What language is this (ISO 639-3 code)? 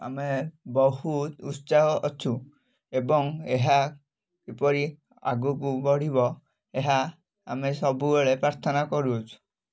ori